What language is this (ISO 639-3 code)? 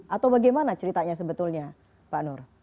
ind